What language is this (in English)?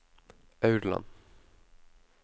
Norwegian